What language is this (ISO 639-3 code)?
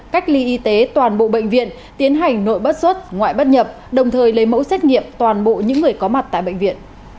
vie